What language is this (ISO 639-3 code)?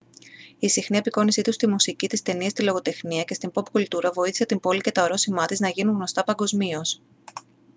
ell